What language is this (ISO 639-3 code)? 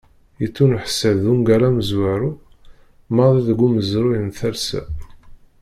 kab